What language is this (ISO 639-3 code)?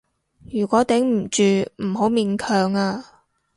yue